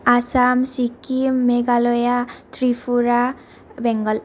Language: Bodo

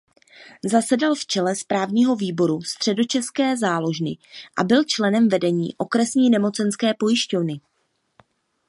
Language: Czech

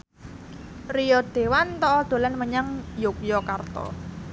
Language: Javanese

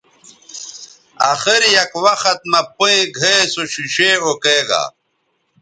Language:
Bateri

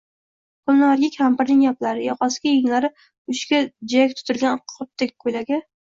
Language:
Uzbek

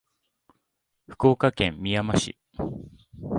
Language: Japanese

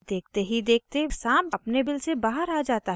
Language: Hindi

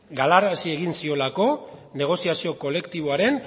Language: Basque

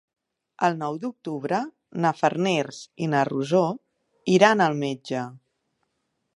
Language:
Catalan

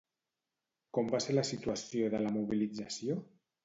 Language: Catalan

